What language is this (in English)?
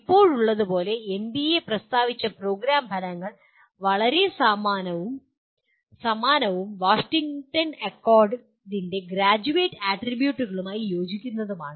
Malayalam